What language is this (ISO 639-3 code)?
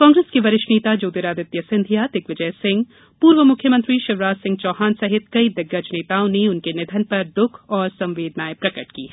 hin